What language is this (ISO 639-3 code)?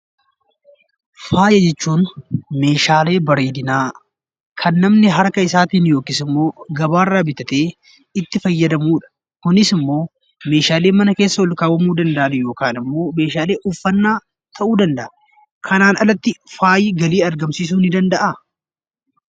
orm